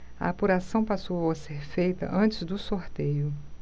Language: Portuguese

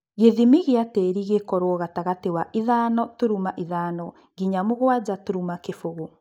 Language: Kikuyu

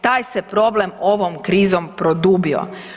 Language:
Croatian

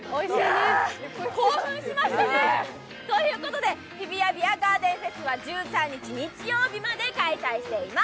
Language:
Japanese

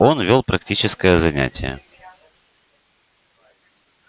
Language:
Russian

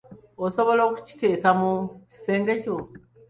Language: Ganda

